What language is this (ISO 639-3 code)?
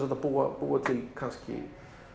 isl